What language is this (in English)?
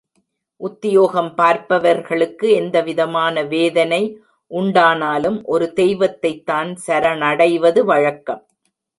Tamil